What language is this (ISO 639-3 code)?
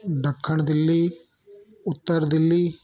snd